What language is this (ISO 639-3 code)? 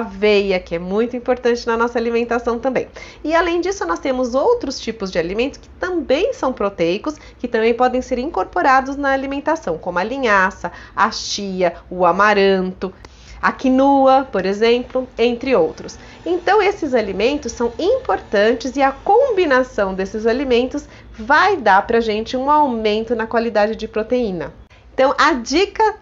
por